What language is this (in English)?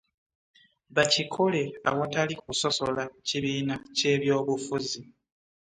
Ganda